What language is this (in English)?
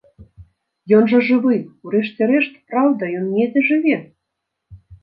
Belarusian